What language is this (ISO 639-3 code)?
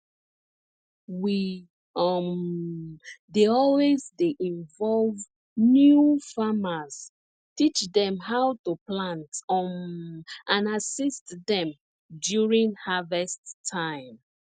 pcm